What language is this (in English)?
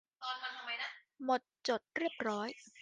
Thai